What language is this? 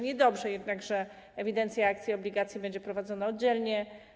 Polish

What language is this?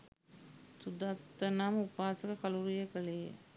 Sinhala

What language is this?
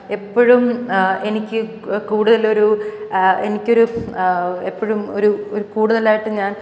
Malayalam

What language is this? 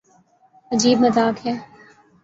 Urdu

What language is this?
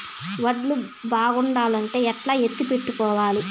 Telugu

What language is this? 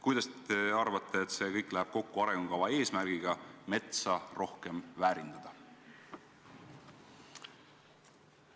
Estonian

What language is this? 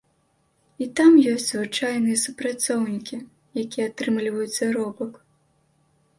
Belarusian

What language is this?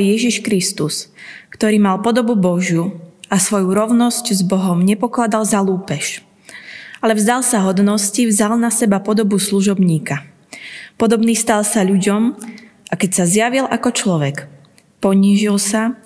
Slovak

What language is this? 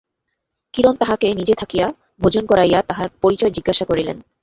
Bangla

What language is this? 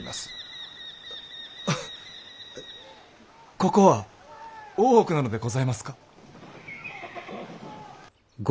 Japanese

